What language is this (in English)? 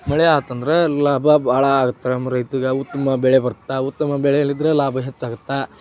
Kannada